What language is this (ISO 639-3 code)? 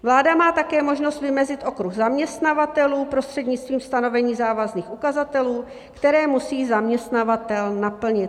ces